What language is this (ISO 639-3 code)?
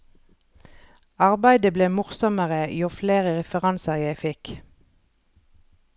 nor